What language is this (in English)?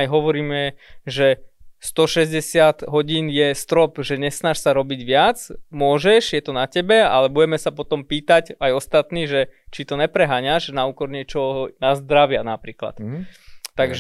Slovak